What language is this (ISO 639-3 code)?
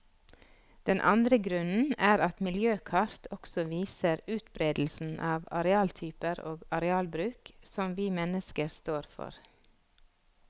nor